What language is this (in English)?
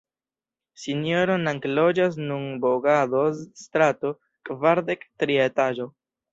Esperanto